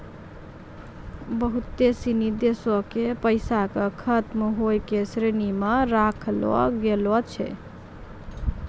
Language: Maithili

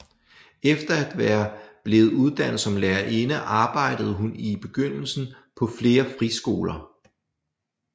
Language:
Danish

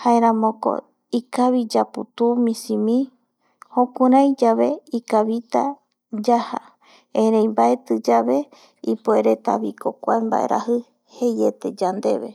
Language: Eastern Bolivian Guaraní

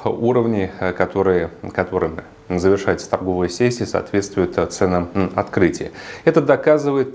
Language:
Russian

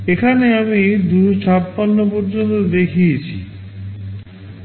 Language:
Bangla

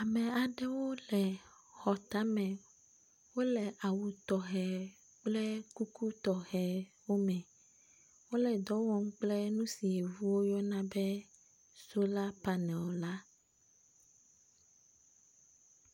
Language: Ewe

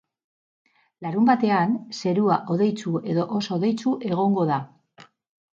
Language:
Basque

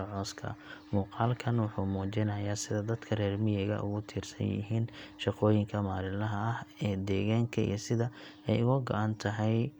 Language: Somali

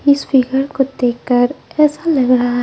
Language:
Hindi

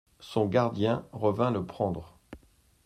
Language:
French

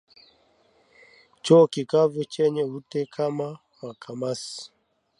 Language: Swahili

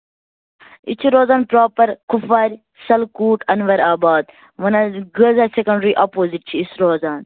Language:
Kashmiri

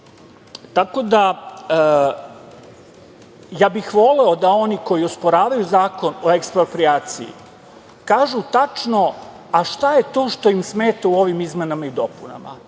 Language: Serbian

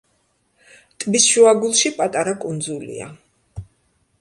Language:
Georgian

